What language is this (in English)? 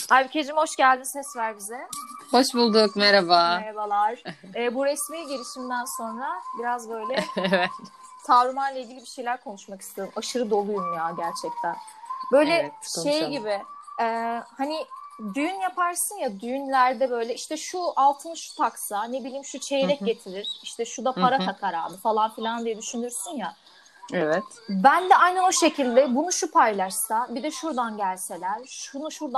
Turkish